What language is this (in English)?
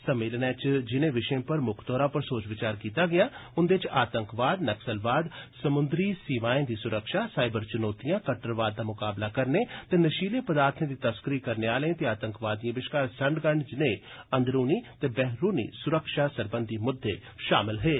Dogri